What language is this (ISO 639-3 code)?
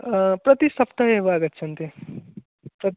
san